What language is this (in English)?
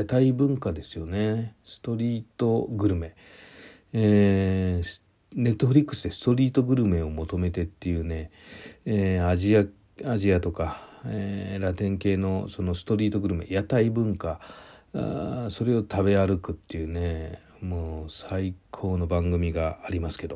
Japanese